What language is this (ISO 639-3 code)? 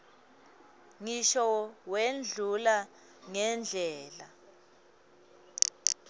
ssw